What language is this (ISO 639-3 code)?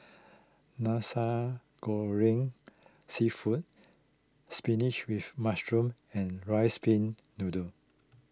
eng